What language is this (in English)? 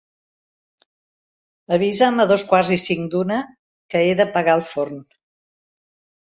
Catalan